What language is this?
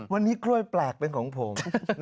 Thai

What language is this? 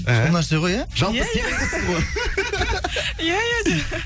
Kazakh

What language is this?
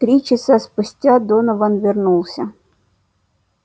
Russian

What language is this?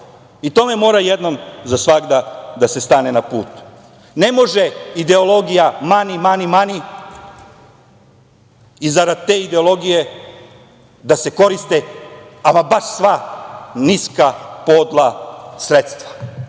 Serbian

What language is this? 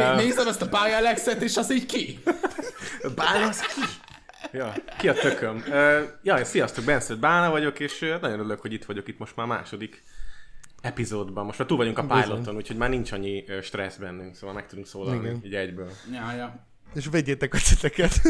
Hungarian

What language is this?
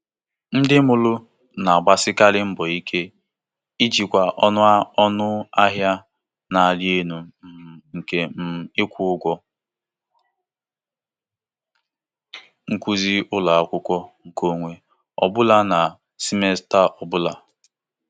Igbo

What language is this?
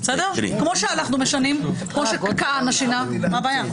Hebrew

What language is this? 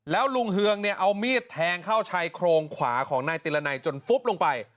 Thai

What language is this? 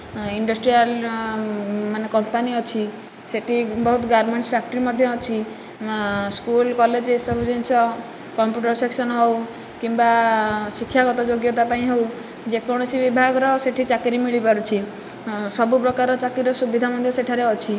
Odia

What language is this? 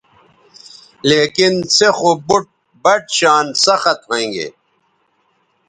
Bateri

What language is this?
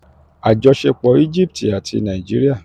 Yoruba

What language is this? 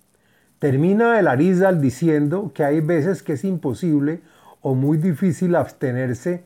Spanish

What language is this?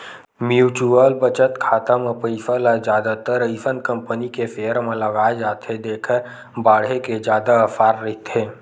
Chhattisgarhi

